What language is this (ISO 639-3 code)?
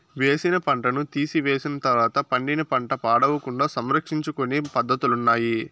tel